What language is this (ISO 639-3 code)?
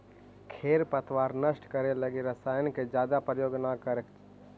mag